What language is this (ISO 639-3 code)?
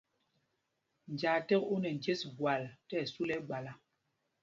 mgg